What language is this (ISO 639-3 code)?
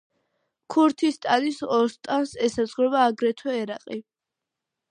kat